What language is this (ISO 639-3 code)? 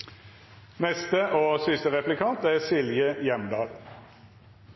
nob